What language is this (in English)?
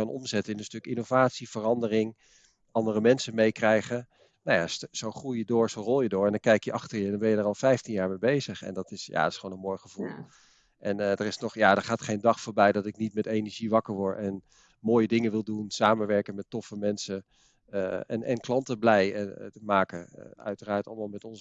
Dutch